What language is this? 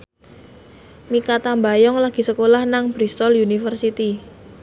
Javanese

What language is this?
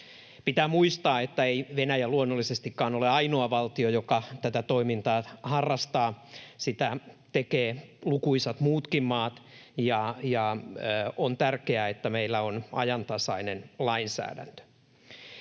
Finnish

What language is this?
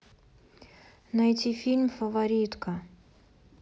Russian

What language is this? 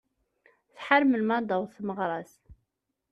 Kabyle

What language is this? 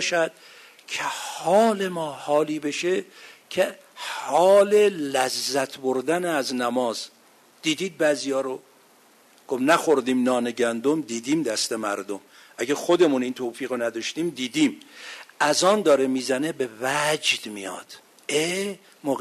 Persian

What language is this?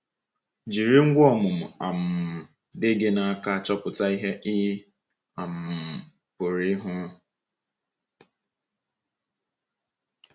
Igbo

